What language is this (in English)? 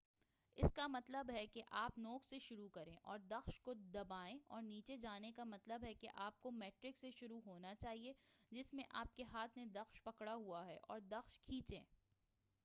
Urdu